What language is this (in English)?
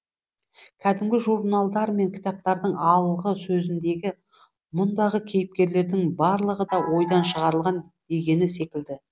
Kazakh